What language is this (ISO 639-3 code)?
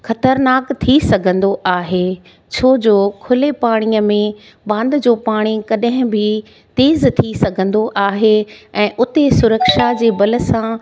snd